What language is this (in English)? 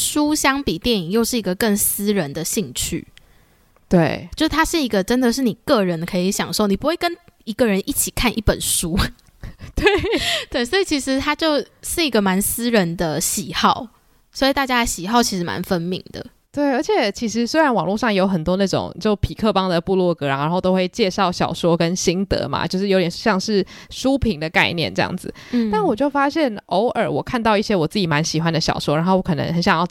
Chinese